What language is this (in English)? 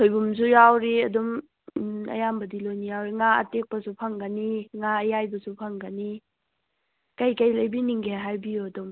Manipuri